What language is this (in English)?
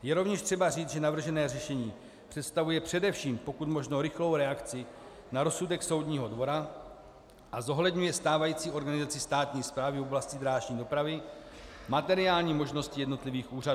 Czech